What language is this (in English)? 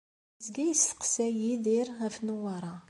Kabyle